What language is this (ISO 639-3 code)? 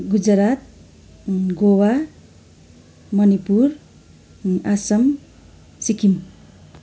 nep